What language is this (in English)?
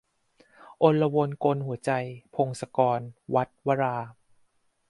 Thai